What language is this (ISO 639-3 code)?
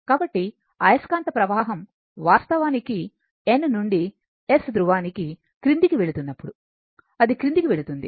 tel